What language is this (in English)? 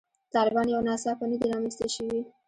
Pashto